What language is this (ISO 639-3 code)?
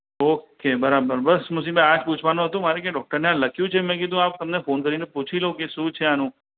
guj